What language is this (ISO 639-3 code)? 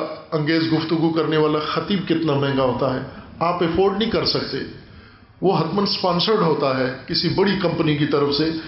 urd